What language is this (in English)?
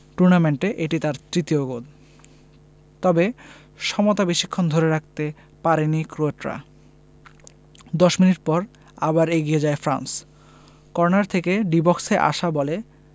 Bangla